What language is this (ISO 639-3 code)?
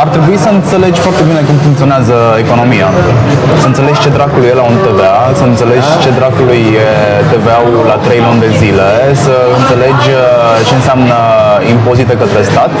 ron